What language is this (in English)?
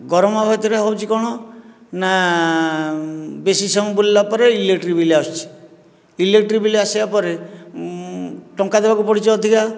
Odia